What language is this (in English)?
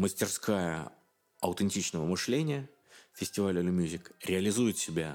Russian